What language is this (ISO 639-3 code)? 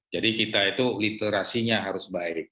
ind